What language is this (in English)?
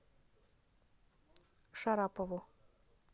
Russian